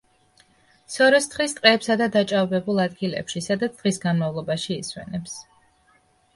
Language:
Georgian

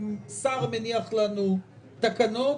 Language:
Hebrew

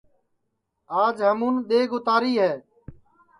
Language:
Sansi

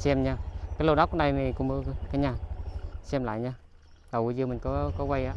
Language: Vietnamese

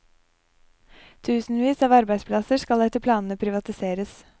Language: Norwegian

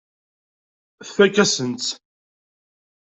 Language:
Kabyle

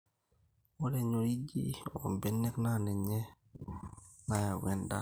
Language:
Masai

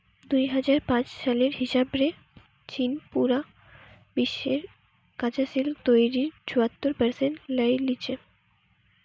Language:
Bangla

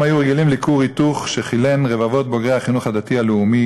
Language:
Hebrew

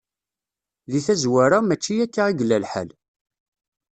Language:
Kabyle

